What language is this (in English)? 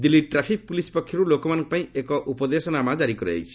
Odia